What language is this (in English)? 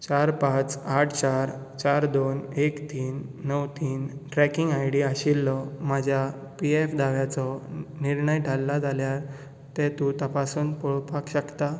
Konkani